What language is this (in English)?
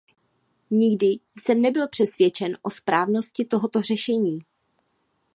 Czech